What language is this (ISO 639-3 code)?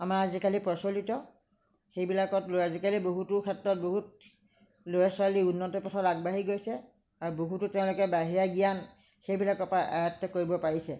asm